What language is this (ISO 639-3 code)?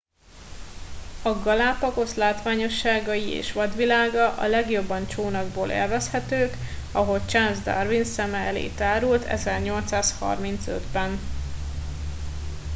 hun